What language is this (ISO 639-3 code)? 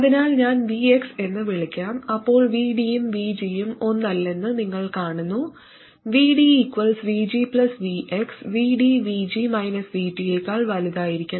mal